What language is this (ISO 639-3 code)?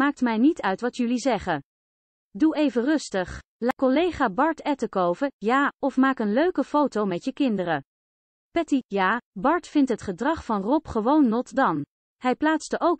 nld